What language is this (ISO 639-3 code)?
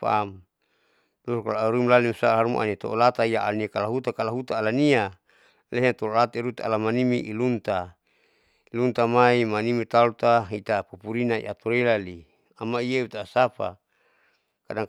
sau